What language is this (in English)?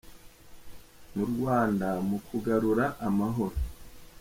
Kinyarwanda